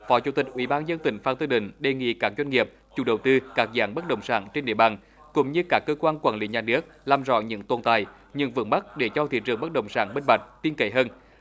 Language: Vietnamese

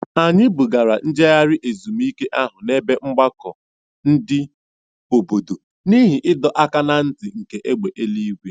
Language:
Igbo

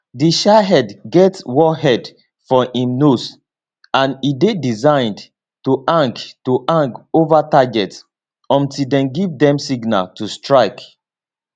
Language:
Nigerian Pidgin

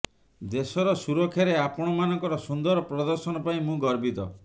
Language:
Odia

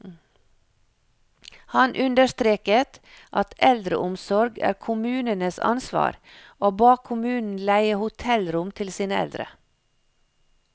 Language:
Norwegian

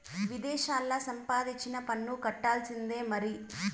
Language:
Telugu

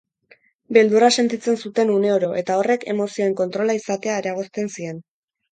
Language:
Basque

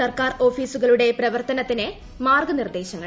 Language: Malayalam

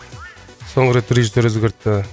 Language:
Kazakh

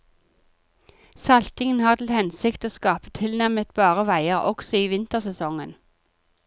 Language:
Norwegian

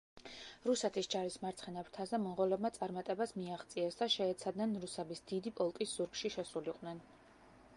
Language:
Georgian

